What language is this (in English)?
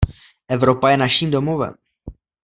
Czech